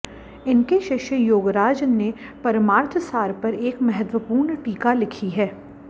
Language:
Sanskrit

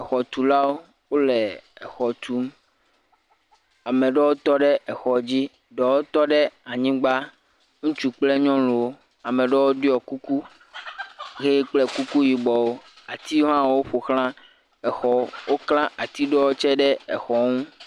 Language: Ewe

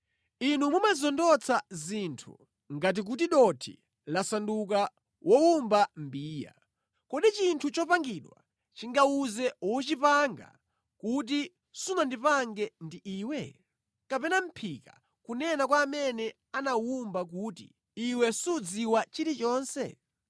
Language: Nyanja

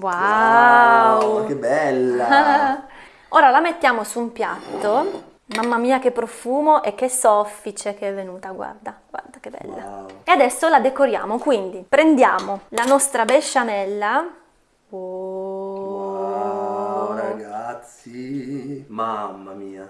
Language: Italian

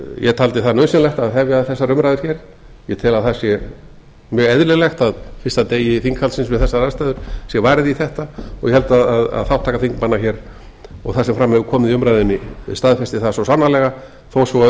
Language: Icelandic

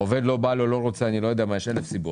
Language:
Hebrew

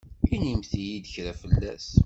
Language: Kabyle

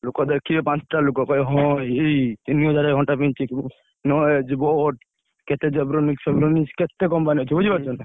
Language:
Odia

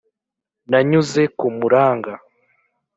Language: Kinyarwanda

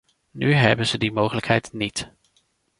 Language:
Dutch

